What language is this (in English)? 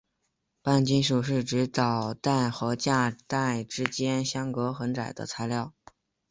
Chinese